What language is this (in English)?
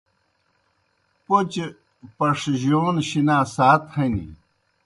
Kohistani Shina